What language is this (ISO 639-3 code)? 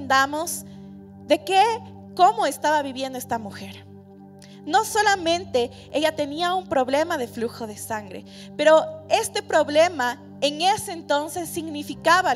spa